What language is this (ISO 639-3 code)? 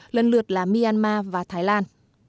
vie